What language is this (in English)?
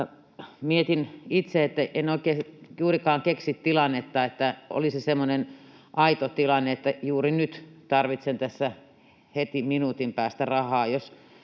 Finnish